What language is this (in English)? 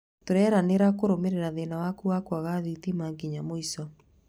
Kikuyu